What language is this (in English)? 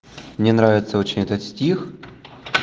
Russian